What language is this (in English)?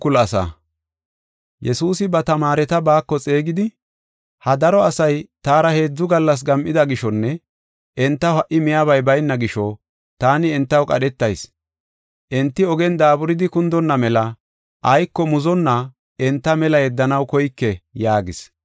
Gofa